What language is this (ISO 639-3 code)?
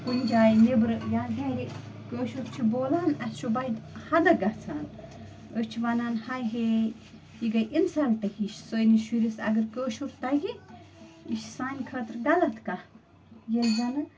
kas